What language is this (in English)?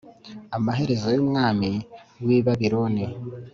Kinyarwanda